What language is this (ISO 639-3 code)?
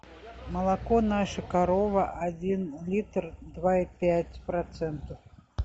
rus